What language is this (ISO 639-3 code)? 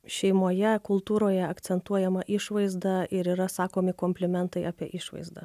lit